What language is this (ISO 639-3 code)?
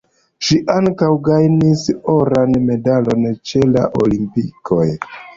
epo